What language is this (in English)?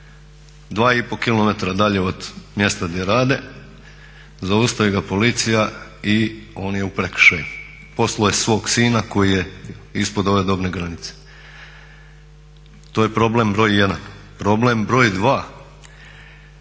Croatian